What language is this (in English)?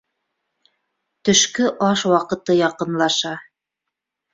Bashkir